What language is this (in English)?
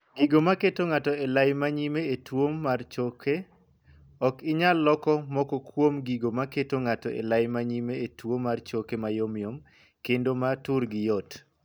Luo (Kenya and Tanzania)